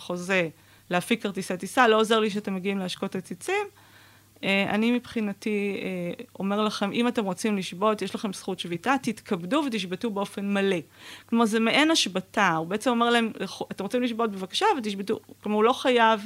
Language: Hebrew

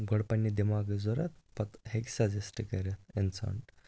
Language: Kashmiri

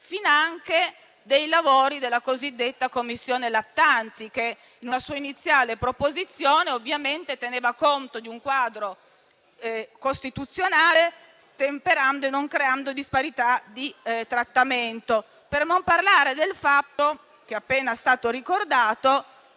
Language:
Italian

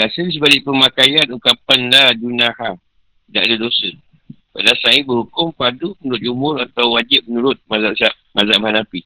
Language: Malay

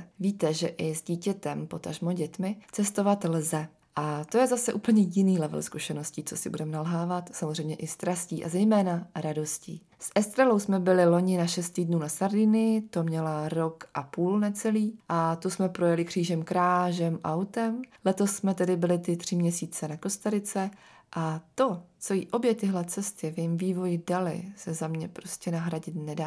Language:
Czech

